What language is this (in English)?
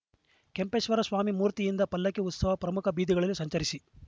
Kannada